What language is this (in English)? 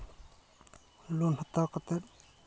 Santali